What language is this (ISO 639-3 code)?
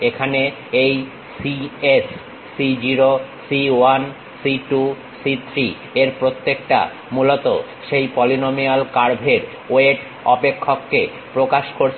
ben